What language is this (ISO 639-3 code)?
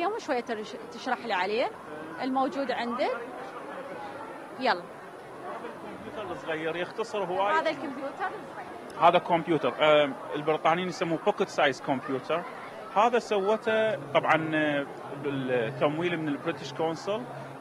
ara